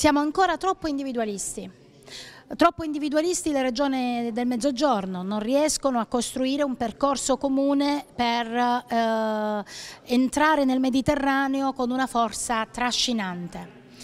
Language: Italian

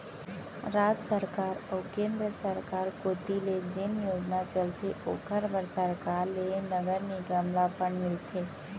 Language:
Chhattisgarhi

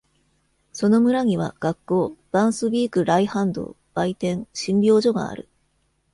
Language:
Japanese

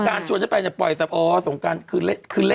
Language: Thai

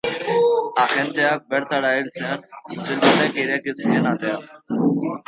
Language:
Basque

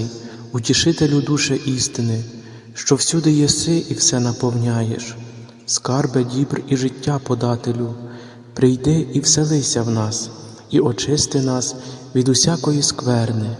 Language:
Ukrainian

